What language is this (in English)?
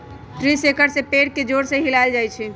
Magahi